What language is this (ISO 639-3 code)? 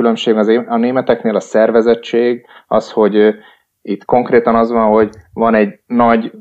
hun